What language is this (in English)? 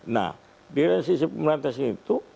Indonesian